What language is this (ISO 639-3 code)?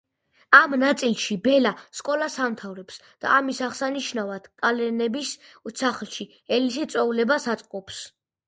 kat